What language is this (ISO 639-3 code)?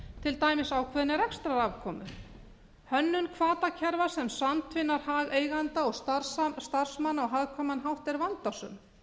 isl